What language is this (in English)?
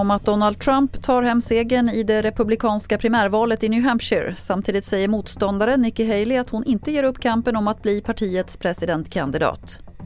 Swedish